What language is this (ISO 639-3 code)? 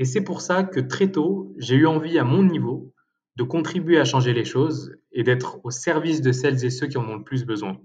fra